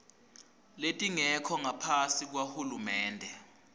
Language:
Swati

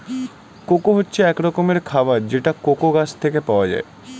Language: Bangla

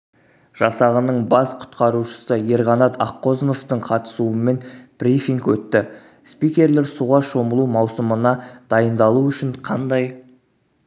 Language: Kazakh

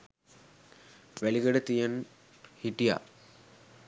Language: Sinhala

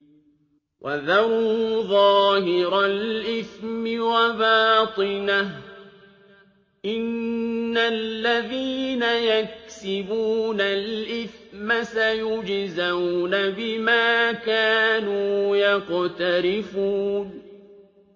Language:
Arabic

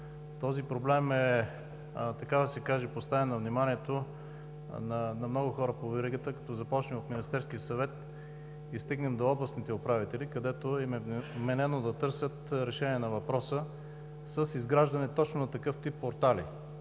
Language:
Bulgarian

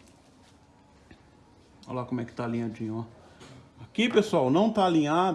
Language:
Portuguese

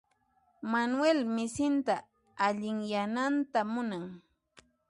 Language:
Puno Quechua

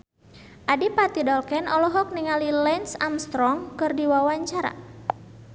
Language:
Sundanese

